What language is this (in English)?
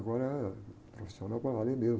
Portuguese